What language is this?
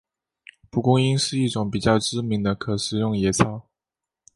Chinese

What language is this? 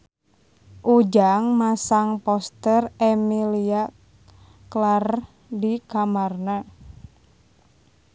Sundanese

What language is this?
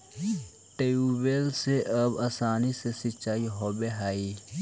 Magahi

